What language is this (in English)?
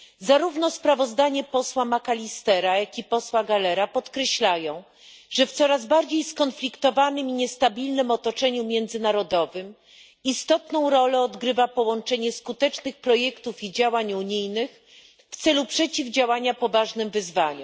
Polish